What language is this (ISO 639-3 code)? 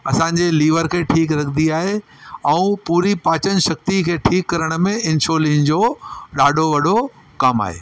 snd